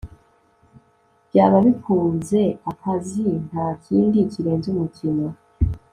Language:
Kinyarwanda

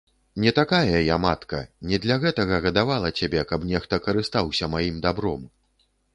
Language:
Belarusian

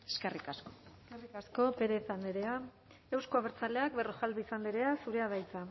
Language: Basque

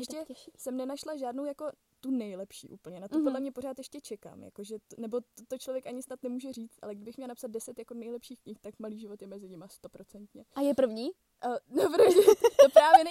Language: Czech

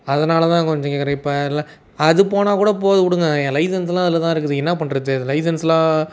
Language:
Tamil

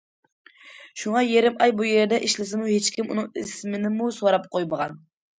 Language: Uyghur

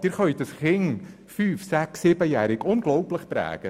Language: Swiss German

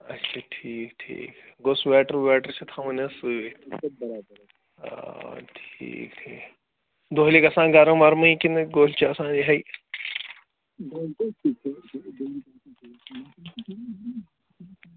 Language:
Kashmiri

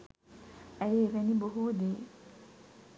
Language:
Sinhala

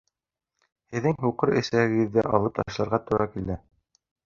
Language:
Bashkir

